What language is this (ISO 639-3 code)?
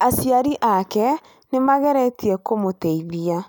kik